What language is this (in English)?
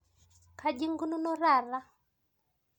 Masai